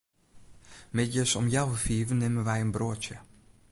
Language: Western Frisian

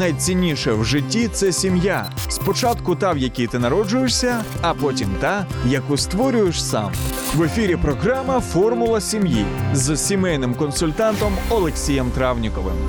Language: Ukrainian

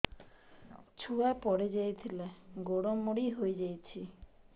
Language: Odia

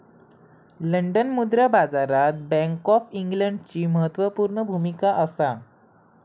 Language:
Marathi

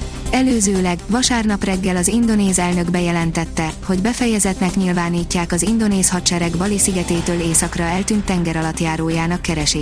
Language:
Hungarian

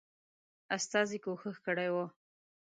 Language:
Pashto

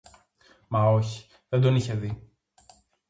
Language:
Greek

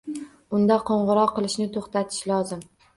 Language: Uzbek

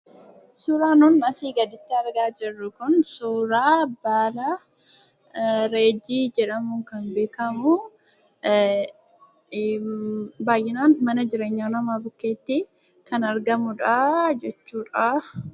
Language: Oromo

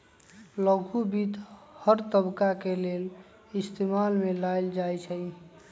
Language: Magahi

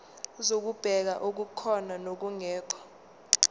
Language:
Zulu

